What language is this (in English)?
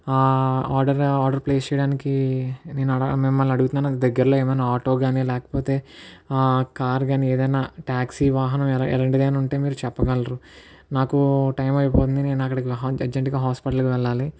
Telugu